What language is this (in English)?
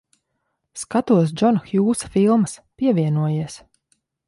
Latvian